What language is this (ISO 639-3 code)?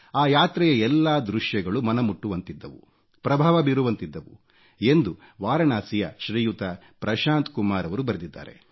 kan